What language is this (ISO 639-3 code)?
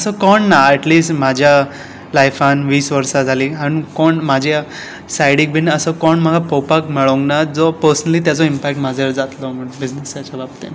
kok